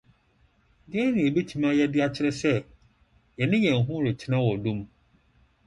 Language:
Akan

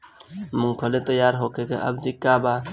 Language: Bhojpuri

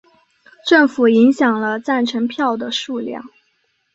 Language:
Chinese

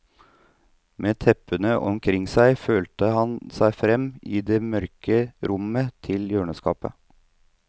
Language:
Norwegian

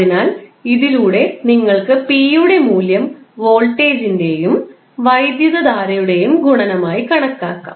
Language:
Malayalam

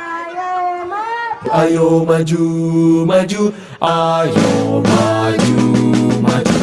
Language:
Indonesian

